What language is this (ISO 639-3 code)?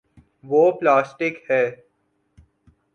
urd